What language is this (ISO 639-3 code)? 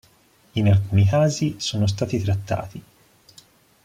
ita